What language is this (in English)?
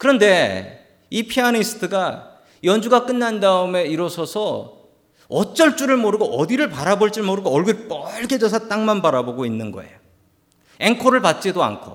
Korean